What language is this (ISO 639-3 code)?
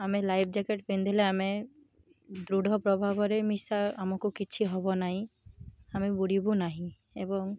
ori